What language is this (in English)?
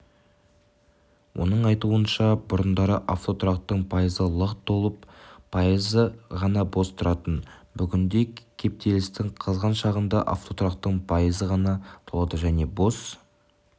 Kazakh